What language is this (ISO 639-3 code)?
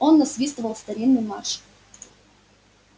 rus